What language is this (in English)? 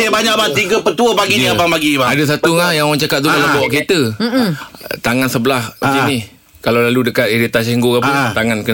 Malay